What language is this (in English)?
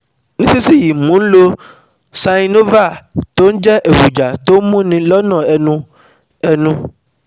Yoruba